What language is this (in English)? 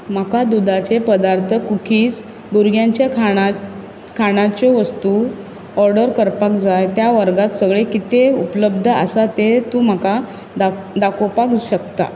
Konkani